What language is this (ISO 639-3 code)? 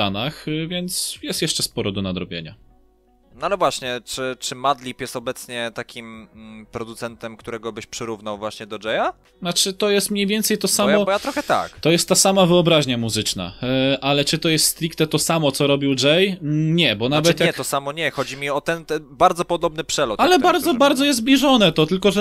pol